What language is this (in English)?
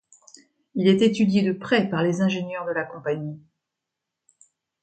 French